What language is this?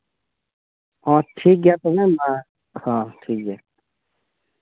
Santali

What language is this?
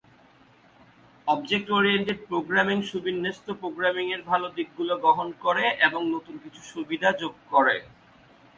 Bangla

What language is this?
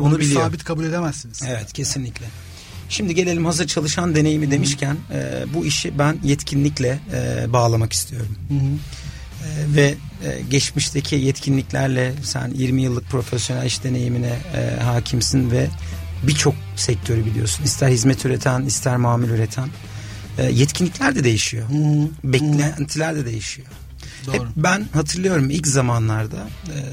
Turkish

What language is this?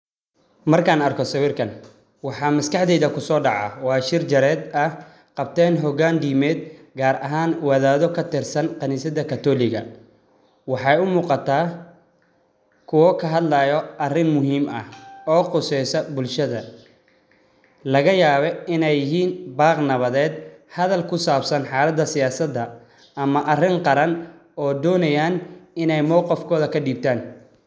Somali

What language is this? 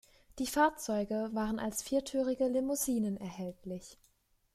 German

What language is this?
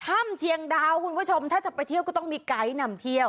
Thai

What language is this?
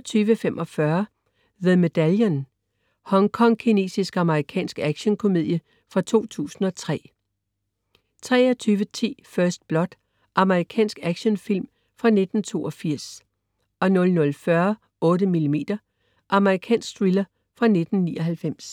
Danish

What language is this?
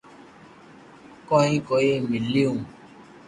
Loarki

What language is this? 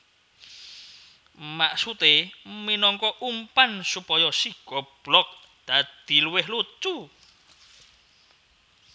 Javanese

